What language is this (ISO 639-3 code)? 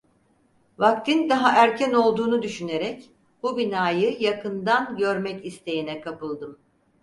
tur